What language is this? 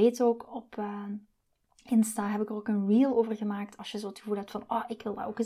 Dutch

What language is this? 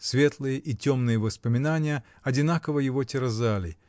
Russian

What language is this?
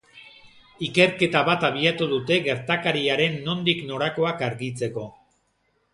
Basque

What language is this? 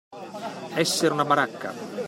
Italian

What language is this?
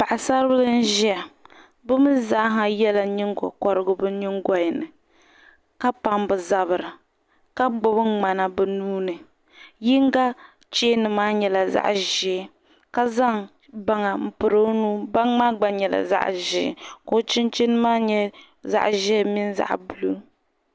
Dagbani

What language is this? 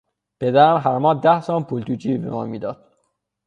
Persian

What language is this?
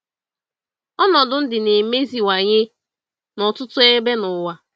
Igbo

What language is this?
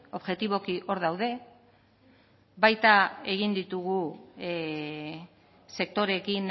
Basque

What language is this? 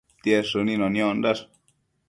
Matsés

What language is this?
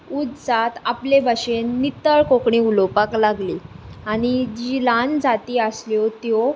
Konkani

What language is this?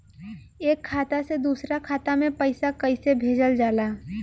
Bhojpuri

